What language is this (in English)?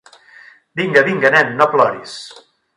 Catalan